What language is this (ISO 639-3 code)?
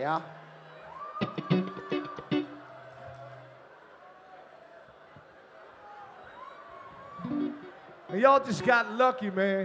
eng